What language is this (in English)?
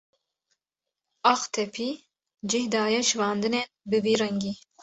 Kurdish